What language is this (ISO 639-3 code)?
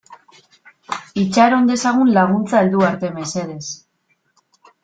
eus